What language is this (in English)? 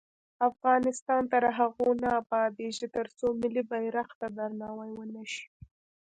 Pashto